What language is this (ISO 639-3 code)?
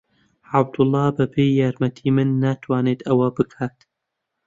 ckb